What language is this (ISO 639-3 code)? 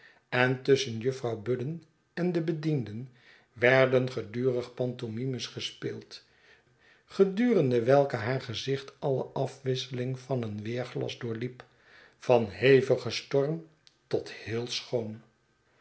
nld